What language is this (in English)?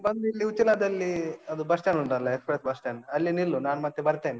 Kannada